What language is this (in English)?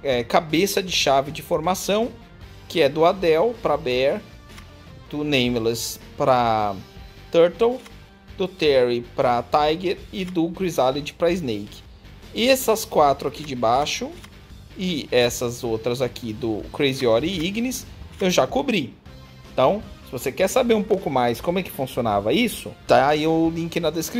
Portuguese